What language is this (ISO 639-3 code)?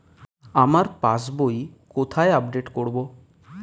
ben